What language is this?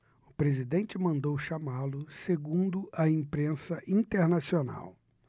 Portuguese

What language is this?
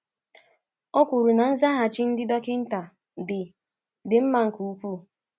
Igbo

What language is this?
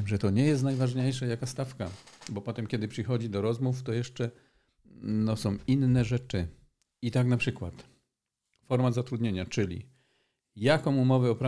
Polish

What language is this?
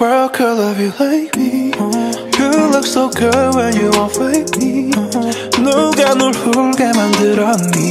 Korean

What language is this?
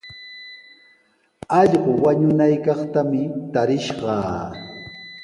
Sihuas Ancash Quechua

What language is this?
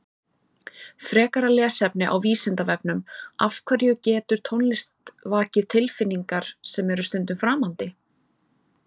Icelandic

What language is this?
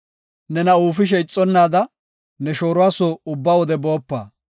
Gofa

